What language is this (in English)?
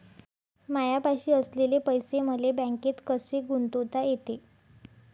Marathi